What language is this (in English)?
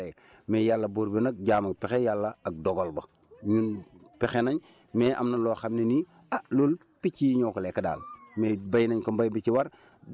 Wolof